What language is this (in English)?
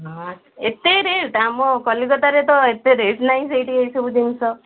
Odia